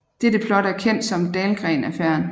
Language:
Danish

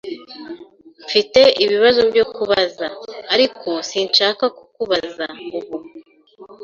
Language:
Kinyarwanda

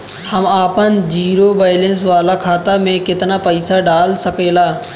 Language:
Bhojpuri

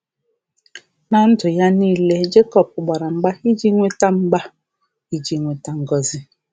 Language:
Igbo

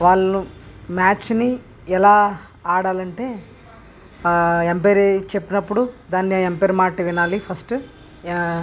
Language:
Telugu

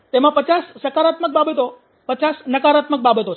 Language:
Gujarati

